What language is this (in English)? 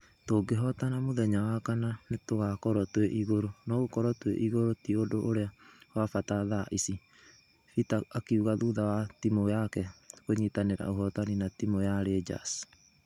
Kikuyu